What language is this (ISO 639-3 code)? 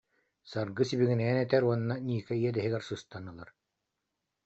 sah